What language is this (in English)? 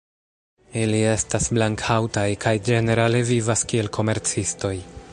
Esperanto